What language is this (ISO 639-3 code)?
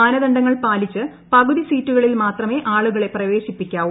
mal